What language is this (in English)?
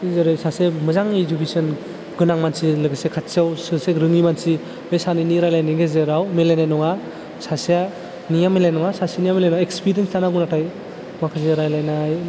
Bodo